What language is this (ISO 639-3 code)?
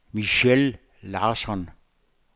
dan